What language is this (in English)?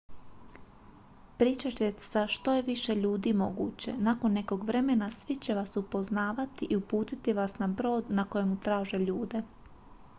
Croatian